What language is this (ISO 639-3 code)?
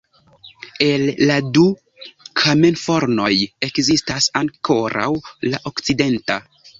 epo